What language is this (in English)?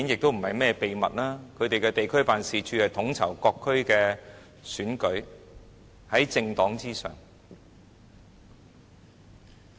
Cantonese